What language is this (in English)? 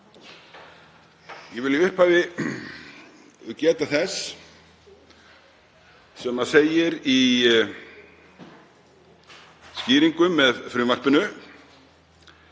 Icelandic